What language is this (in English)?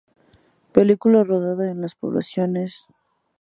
Spanish